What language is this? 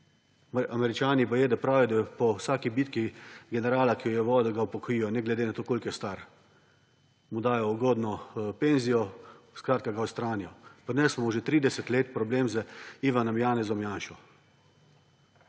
Slovenian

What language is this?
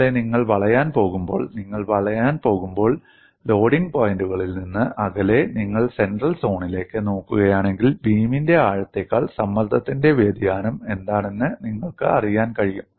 Malayalam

